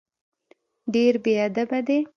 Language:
Pashto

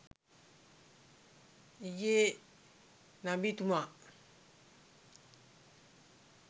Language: Sinhala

